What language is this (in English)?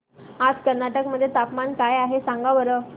Marathi